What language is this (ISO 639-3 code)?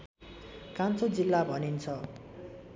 nep